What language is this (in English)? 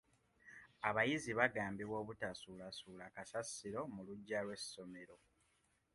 Ganda